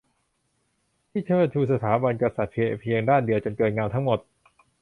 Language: Thai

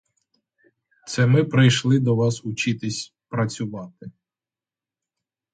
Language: Ukrainian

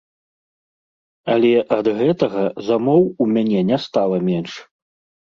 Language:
Belarusian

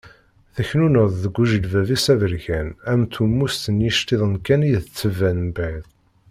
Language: Kabyle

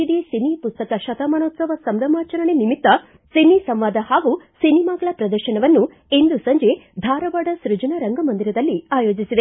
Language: Kannada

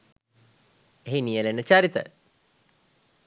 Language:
Sinhala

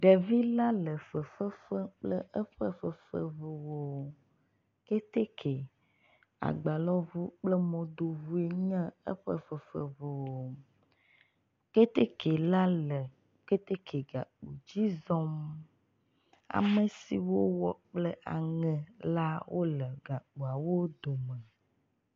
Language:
Ewe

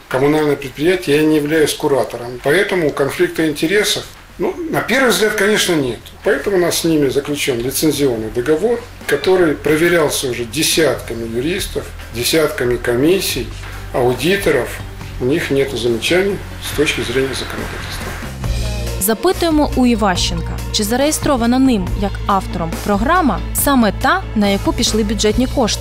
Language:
Ukrainian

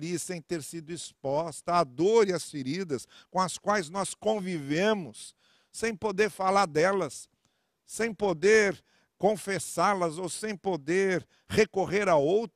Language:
Portuguese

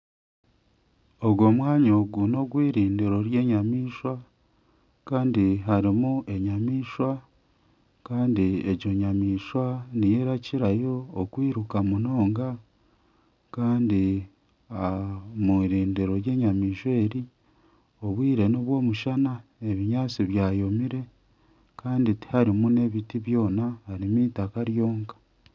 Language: Nyankole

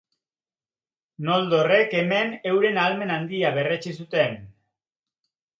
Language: Basque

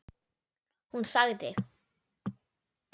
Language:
Icelandic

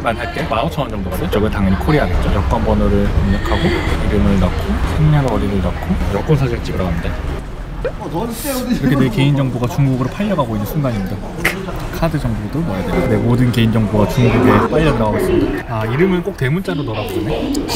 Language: Korean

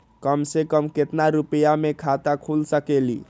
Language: Magahi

